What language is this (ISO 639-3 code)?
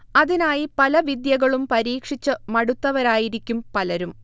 mal